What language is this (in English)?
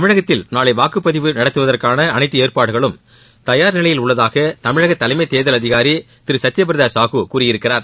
Tamil